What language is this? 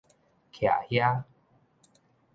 Min Nan Chinese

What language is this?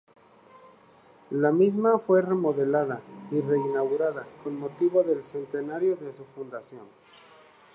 Spanish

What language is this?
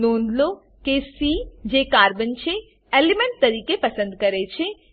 Gujarati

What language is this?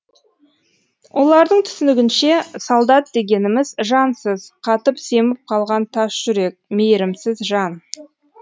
Kazakh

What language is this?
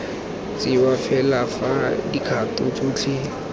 Tswana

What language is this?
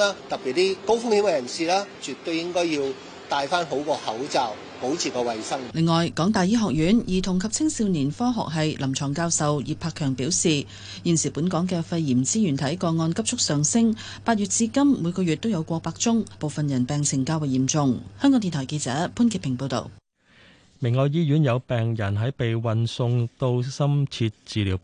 Chinese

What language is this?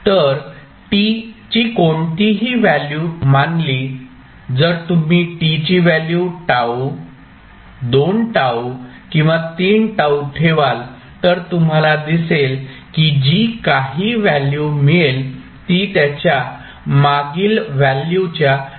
Marathi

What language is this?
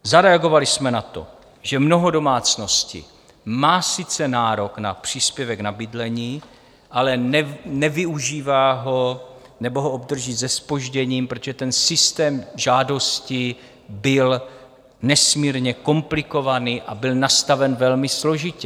Czech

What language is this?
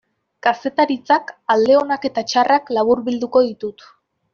Basque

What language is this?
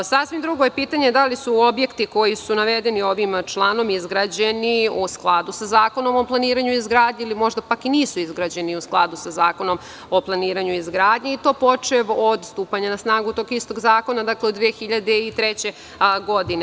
Serbian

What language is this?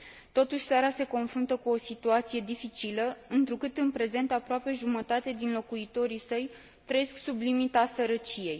Romanian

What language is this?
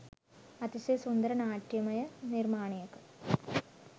Sinhala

